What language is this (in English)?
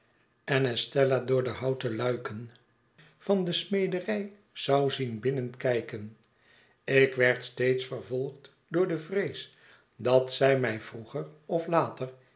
Dutch